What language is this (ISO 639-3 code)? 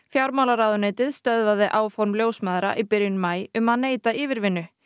isl